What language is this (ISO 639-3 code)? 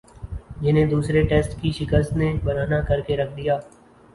urd